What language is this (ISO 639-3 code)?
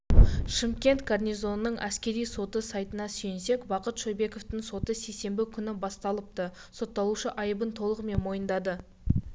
kaz